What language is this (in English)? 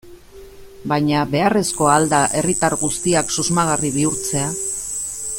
Basque